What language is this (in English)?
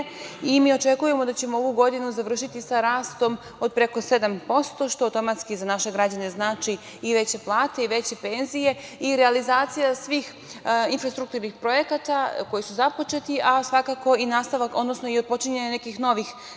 Serbian